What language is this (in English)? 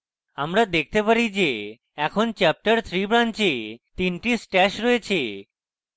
Bangla